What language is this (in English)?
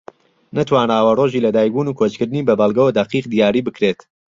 Central Kurdish